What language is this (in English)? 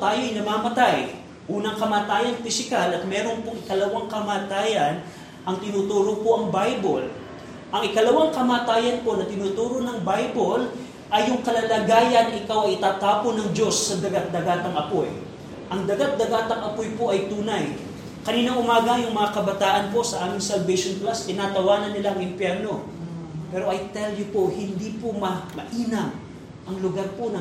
Filipino